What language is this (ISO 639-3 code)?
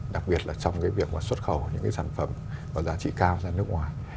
vie